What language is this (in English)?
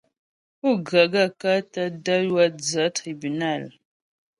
Ghomala